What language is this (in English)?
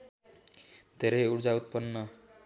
Nepali